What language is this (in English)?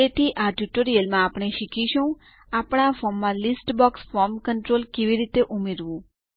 Gujarati